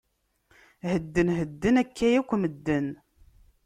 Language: Kabyle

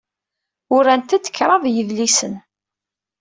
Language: Kabyle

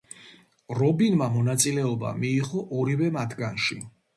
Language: Georgian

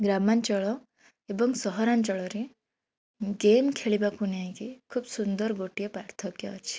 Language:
Odia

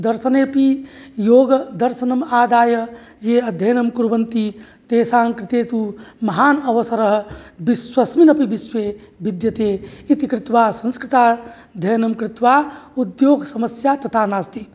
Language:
Sanskrit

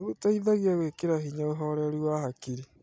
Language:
Kikuyu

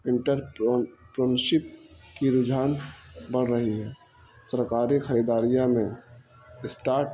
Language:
Urdu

